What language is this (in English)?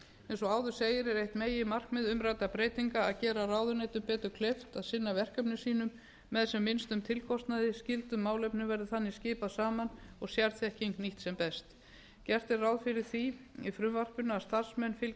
Icelandic